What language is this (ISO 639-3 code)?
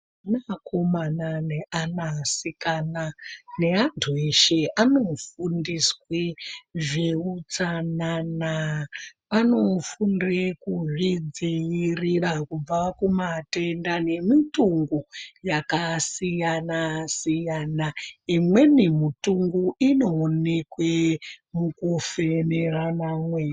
ndc